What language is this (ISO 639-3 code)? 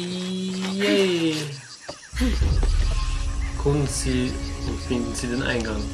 deu